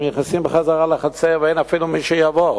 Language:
Hebrew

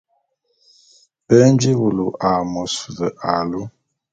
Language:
Bulu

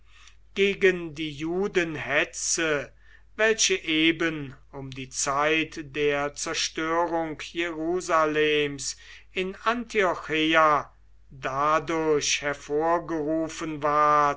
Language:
German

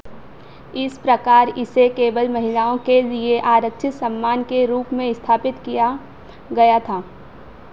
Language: Hindi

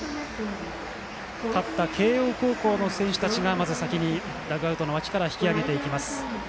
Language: Japanese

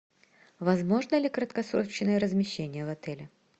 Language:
Russian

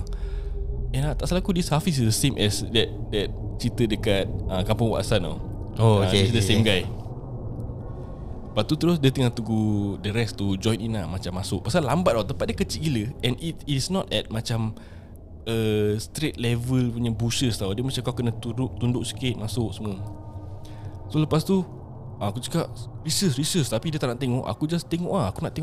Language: Malay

